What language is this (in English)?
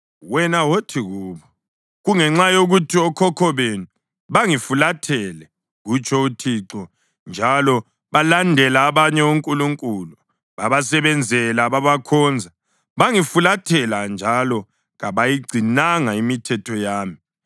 North Ndebele